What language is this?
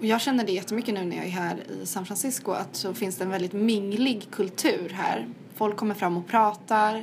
Swedish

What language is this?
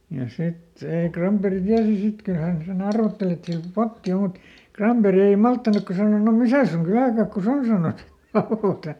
Finnish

